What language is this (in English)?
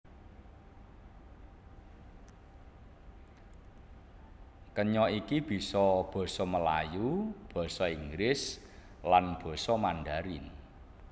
Javanese